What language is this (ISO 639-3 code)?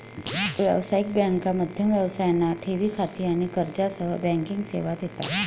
mar